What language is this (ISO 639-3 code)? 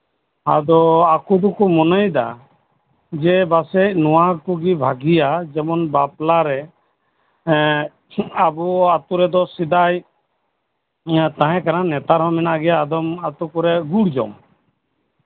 sat